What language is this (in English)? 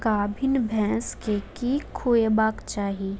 Maithili